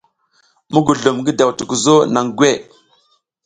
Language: South Giziga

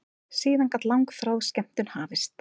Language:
Icelandic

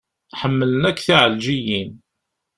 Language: Kabyle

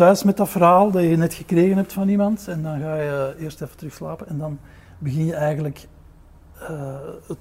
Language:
Dutch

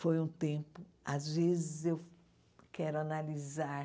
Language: Portuguese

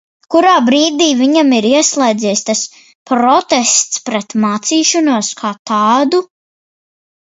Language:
Latvian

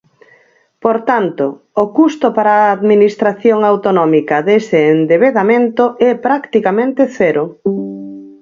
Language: Galician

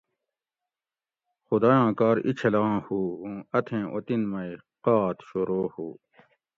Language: Gawri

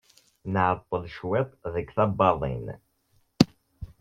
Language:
Kabyle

